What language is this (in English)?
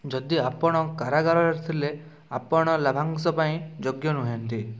Odia